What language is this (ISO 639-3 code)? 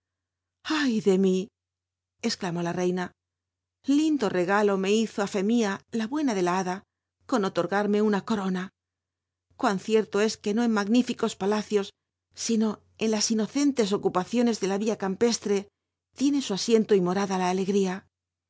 spa